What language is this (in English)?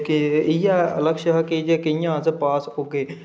Dogri